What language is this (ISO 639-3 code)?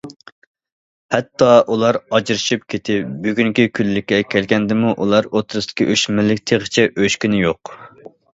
uig